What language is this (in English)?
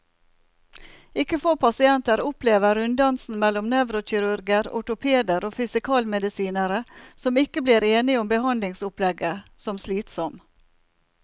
Norwegian